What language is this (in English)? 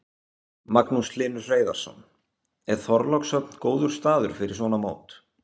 Icelandic